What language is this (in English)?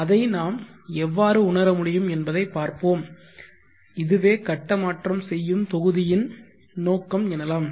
Tamil